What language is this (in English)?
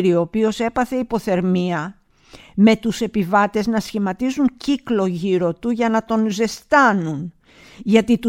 Greek